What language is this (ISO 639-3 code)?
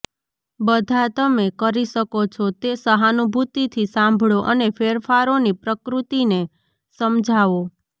guj